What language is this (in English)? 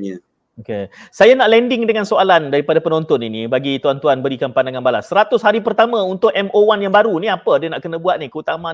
Malay